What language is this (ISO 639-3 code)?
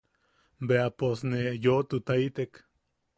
yaq